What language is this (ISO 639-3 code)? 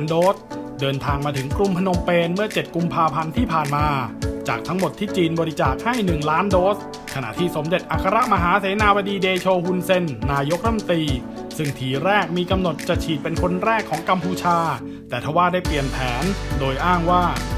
tha